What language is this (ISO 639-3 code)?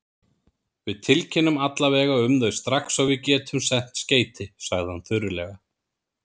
isl